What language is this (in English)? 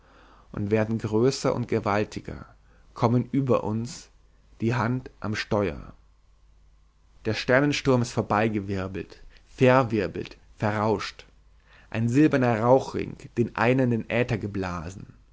German